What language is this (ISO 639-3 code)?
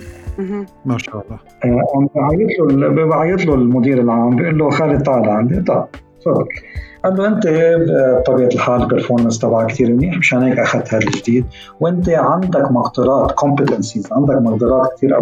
ara